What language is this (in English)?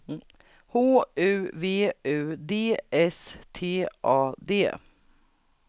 Swedish